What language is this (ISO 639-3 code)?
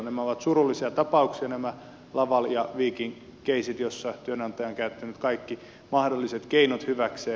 fin